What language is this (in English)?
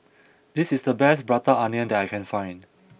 English